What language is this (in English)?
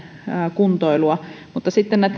Finnish